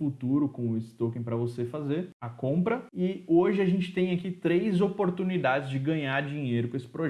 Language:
Portuguese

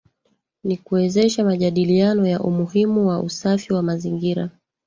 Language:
Swahili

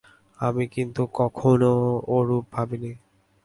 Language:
Bangla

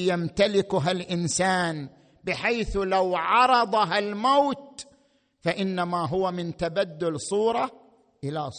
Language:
Arabic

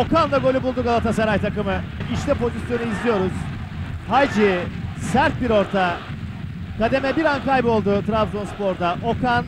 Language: Turkish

